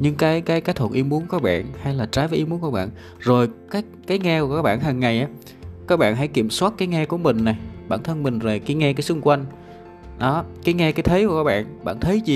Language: Vietnamese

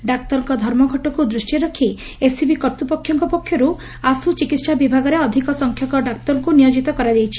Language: Odia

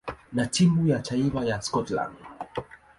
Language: Swahili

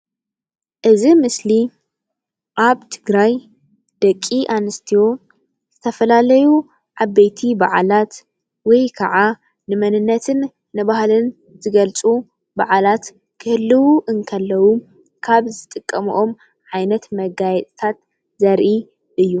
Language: Tigrinya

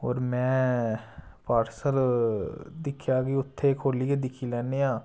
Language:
Dogri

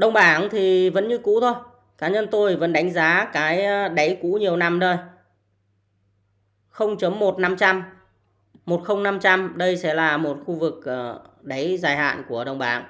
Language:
Vietnamese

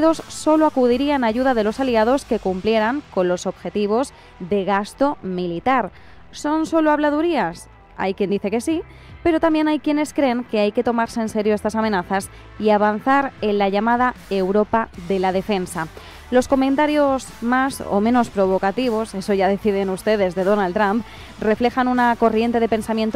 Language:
Spanish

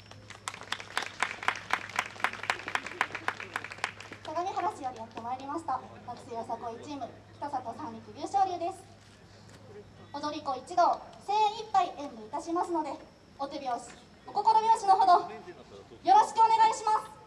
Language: Japanese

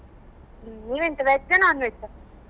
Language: Kannada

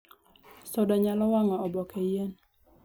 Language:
Luo (Kenya and Tanzania)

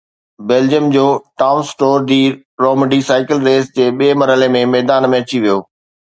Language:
Sindhi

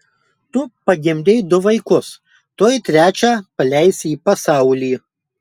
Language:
Lithuanian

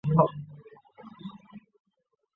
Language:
Chinese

